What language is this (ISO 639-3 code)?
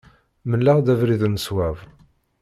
kab